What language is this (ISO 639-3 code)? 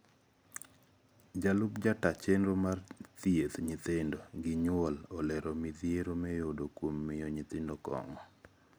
luo